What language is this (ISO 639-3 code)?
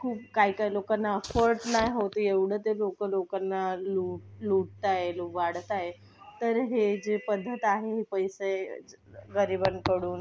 mar